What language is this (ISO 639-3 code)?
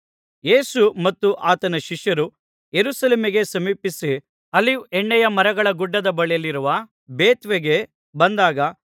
kan